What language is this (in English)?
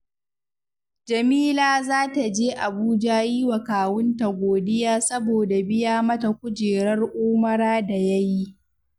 Hausa